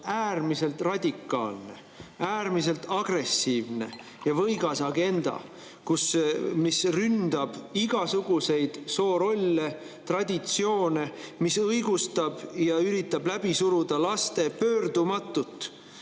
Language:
Estonian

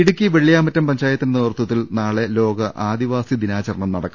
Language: Malayalam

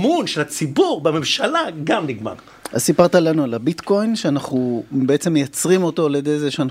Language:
Hebrew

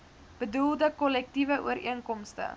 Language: Afrikaans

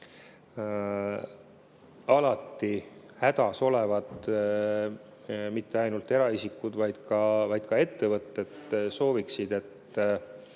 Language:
Estonian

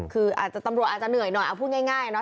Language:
Thai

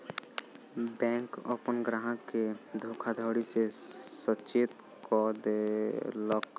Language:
Maithili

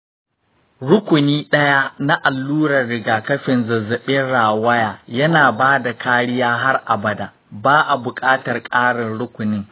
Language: Hausa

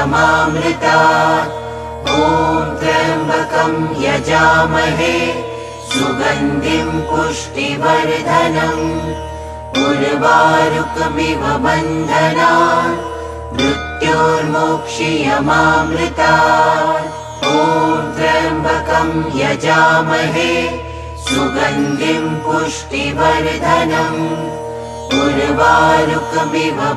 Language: Bangla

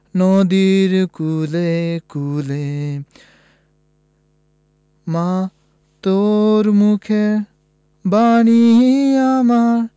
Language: Bangla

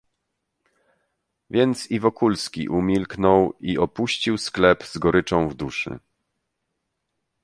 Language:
Polish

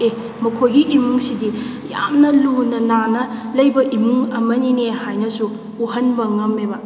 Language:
Manipuri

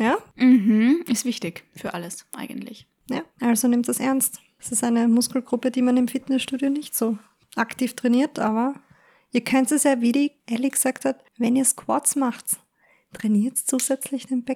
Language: German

